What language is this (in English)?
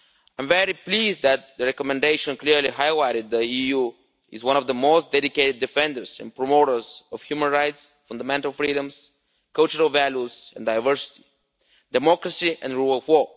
English